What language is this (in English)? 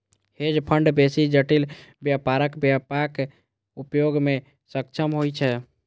Maithili